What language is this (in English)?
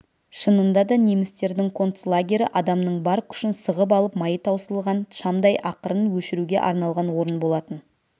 Kazakh